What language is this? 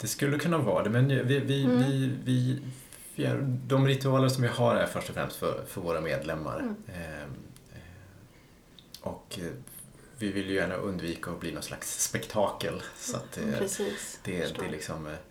Swedish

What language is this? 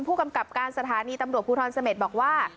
Thai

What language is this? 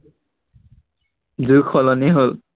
Assamese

